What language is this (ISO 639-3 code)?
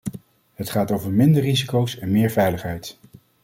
nld